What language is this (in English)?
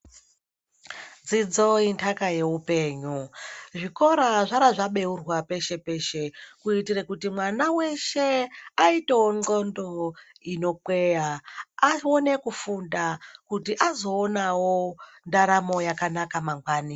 Ndau